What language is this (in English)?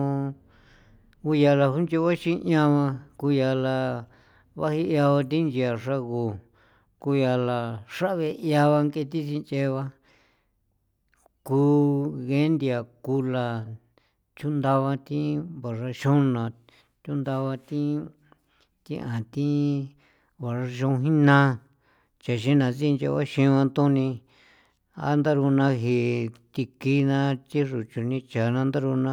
San Felipe Otlaltepec Popoloca